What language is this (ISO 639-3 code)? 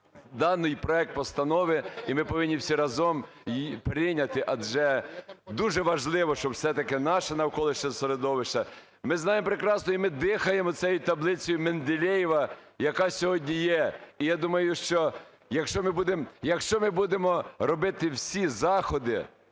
ukr